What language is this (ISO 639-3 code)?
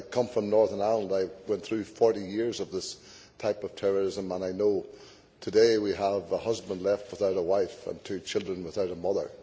eng